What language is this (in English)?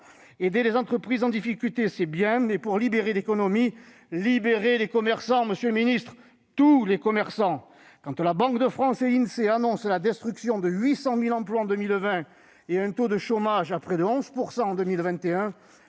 French